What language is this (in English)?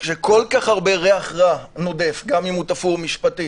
Hebrew